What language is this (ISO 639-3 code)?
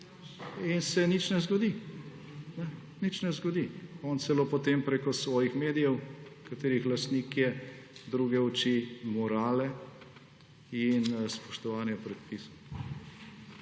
slv